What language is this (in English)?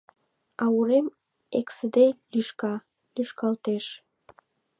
Mari